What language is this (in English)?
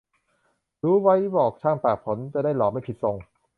Thai